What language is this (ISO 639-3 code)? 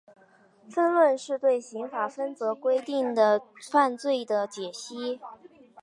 zho